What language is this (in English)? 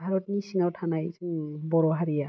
Bodo